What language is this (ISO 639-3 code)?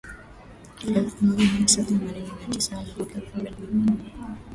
swa